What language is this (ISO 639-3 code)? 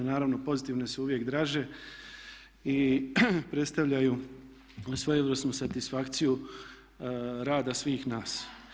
hrv